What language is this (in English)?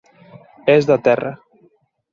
Galician